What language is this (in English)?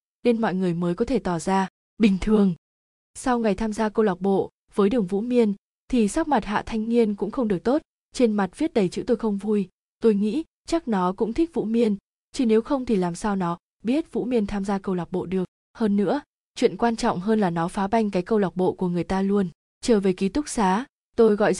Vietnamese